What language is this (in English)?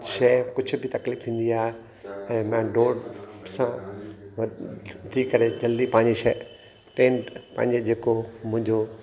Sindhi